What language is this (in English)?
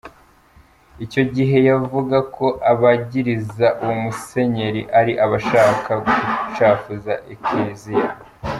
Kinyarwanda